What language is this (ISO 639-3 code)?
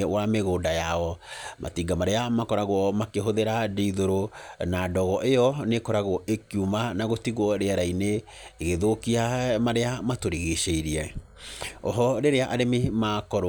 kik